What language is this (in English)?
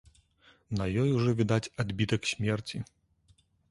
Belarusian